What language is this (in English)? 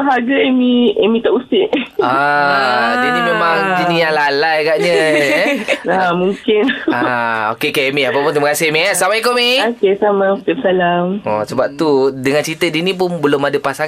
Malay